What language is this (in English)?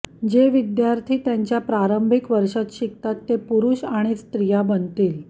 Marathi